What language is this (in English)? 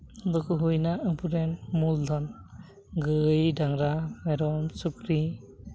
Santali